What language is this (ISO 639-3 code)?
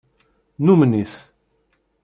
kab